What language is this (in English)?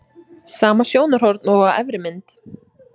Icelandic